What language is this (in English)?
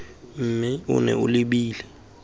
Tswana